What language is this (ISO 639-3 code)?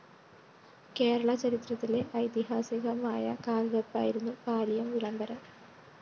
mal